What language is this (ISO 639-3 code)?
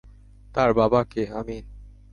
ben